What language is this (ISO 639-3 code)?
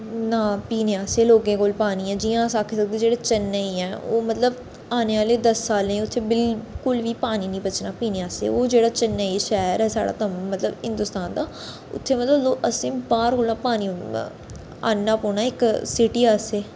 doi